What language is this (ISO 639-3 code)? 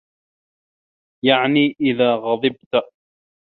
ara